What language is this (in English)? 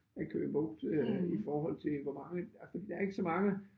Danish